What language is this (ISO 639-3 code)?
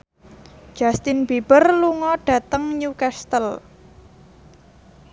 jav